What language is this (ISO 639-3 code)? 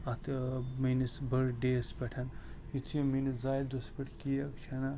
kas